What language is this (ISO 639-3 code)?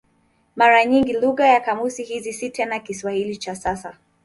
swa